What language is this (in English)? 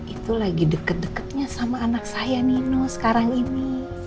Indonesian